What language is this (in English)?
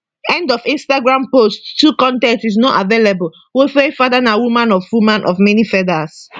Nigerian Pidgin